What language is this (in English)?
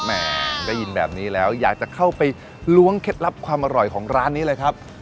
Thai